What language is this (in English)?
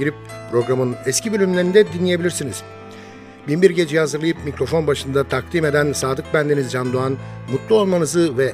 Turkish